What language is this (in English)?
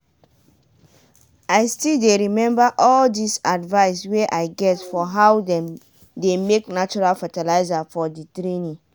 Nigerian Pidgin